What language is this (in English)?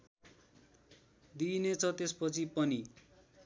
Nepali